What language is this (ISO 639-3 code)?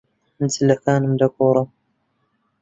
ckb